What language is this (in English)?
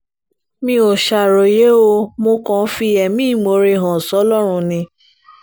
Yoruba